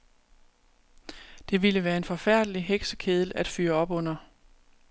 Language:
Danish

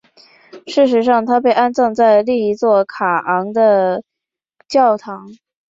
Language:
Chinese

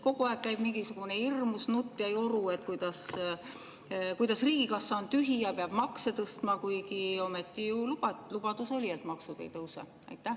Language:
Estonian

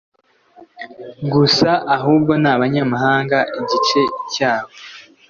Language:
Kinyarwanda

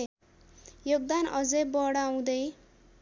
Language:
Nepali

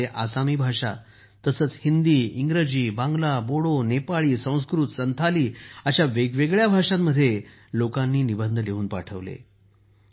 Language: Marathi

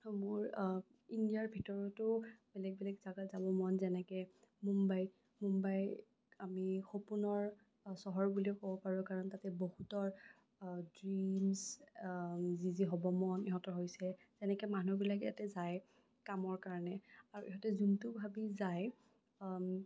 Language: Assamese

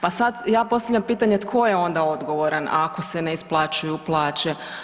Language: Croatian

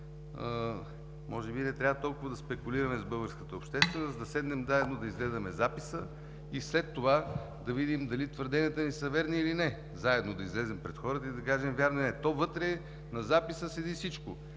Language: Bulgarian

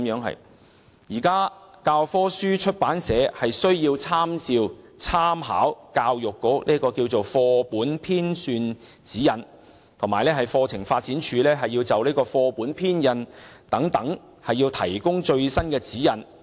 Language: Cantonese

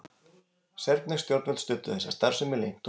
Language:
Icelandic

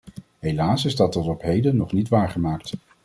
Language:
Dutch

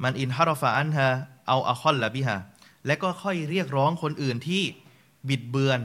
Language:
Thai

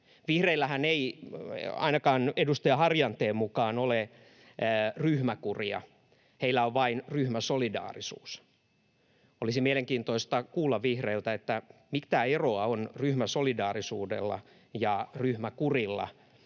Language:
Finnish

